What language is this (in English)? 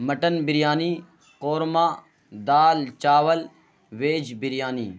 Urdu